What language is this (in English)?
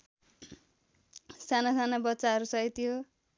Nepali